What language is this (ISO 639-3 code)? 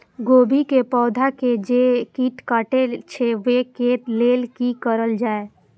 mai